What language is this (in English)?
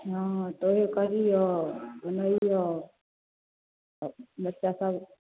Maithili